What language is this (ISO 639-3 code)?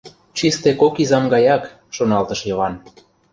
chm